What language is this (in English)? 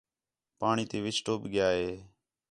Khetrani